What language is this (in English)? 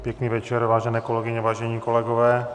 Czech